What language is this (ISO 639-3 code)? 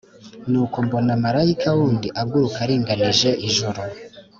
kin